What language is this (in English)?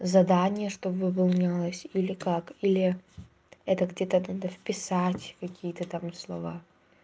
Russian